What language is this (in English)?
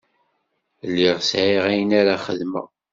Kabyle